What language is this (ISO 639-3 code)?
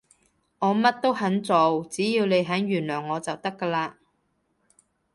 yue